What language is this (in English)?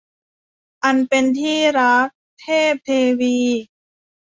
Thai